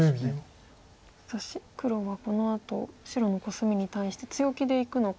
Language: Japanese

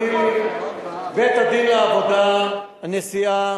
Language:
Hebrew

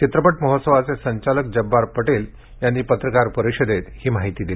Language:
Marathi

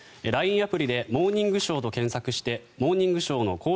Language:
Japanese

